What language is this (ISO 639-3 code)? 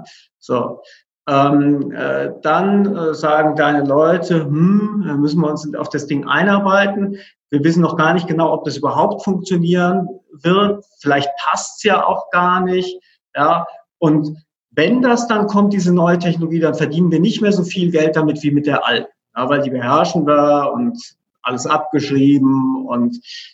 deu